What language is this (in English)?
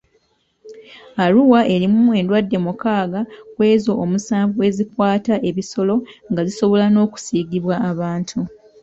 Ganda